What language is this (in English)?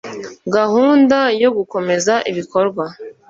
Kinyarwanda